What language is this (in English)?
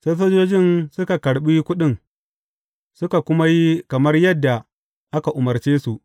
Hausa